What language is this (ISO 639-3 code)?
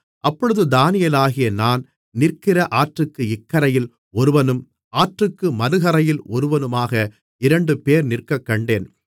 tam